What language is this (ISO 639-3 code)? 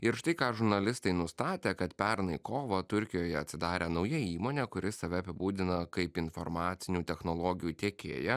lit